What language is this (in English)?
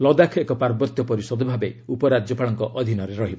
Odia